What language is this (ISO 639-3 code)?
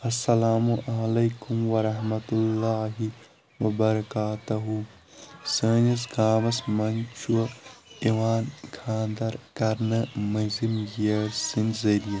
kas